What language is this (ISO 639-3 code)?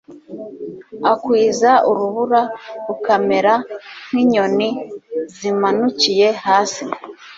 kin